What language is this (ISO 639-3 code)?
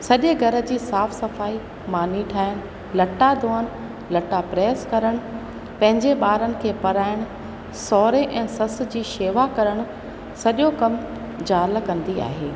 snd